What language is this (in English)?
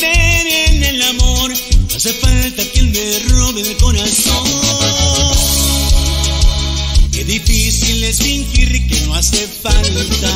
Romanian